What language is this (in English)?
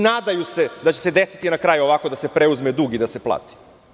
Serbian